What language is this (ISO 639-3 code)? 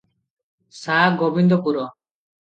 ori